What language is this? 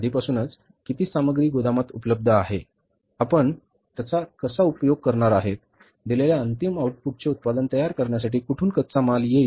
Marathi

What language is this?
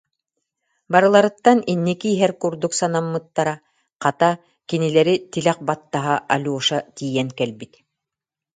Yakut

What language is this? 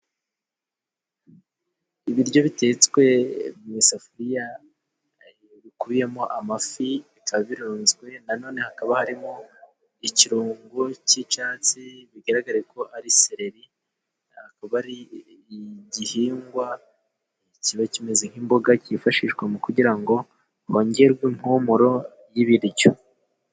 Kinyarwanda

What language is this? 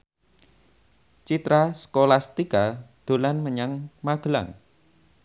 Javanese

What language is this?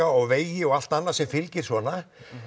Icelandic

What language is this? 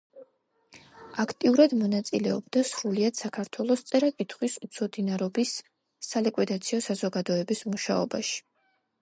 Georgian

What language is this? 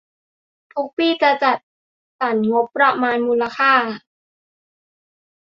Thai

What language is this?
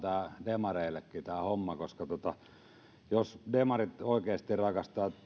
Finnish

